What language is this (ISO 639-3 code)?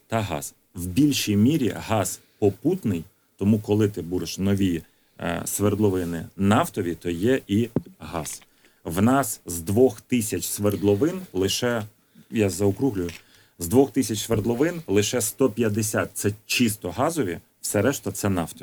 ukr